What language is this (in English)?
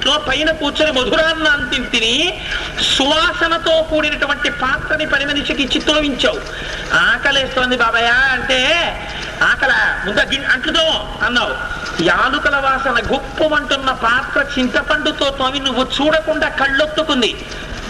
Telugu